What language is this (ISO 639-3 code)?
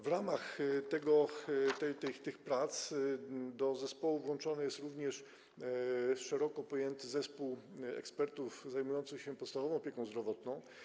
pol